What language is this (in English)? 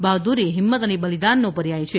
Gujarati